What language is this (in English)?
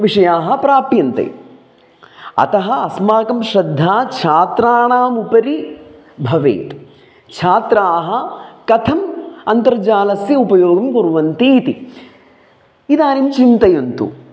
Sanskrit